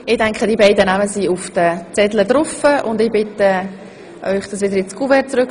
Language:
Swiss German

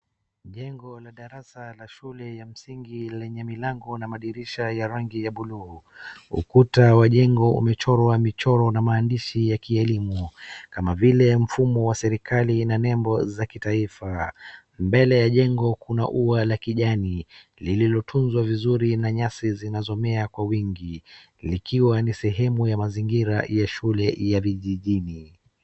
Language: Swahili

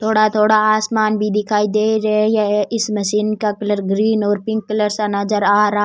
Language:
Rajasthani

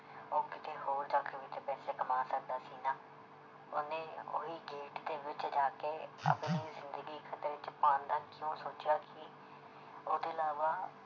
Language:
Punjabi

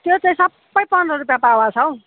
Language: Nepali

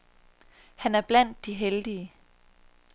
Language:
Danish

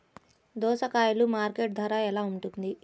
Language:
Telugu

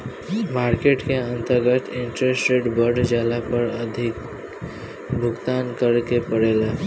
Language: Bhojpuri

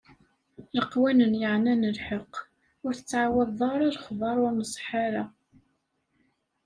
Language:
Kabyle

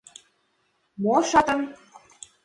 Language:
Mari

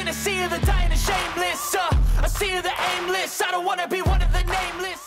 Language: Korean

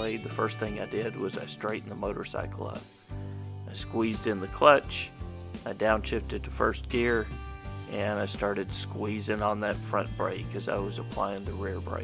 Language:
English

